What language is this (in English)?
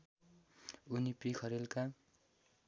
Nepali